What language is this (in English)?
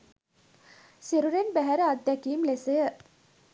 Sinhala